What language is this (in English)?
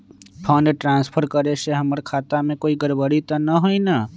Magahi